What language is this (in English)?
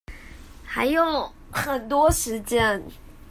Chinese